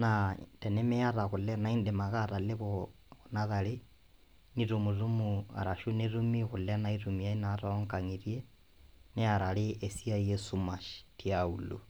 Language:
Masai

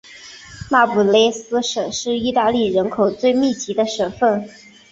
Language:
Chinese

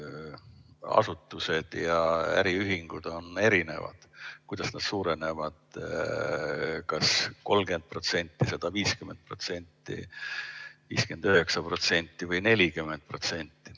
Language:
Estonian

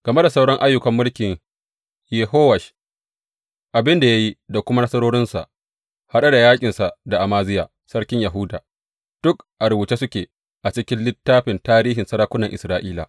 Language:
Hausa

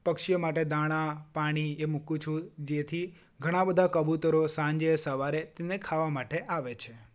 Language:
Gujarati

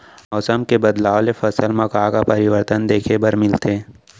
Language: Chhattisgarhi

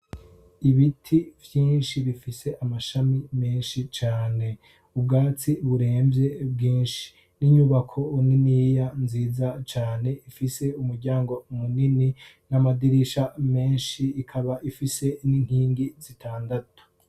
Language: Rundi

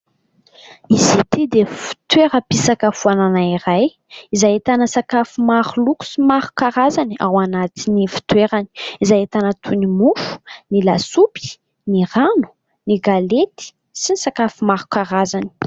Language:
Malagasy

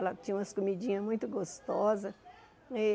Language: Portuguese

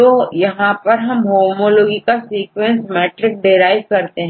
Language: Hindi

